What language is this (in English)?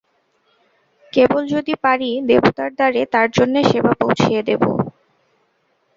Bangla